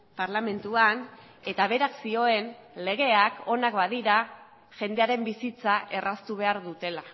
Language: Basque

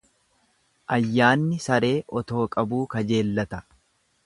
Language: Oromo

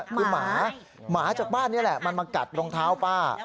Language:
Thai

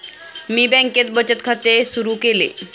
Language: Marathi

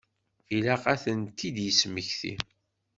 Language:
Kabyle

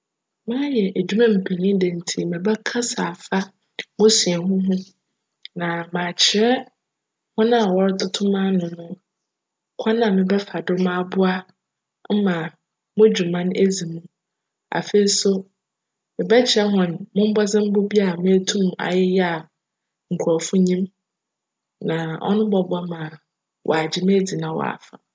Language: Akan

